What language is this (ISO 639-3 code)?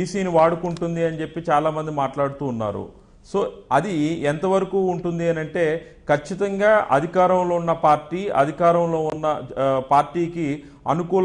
tel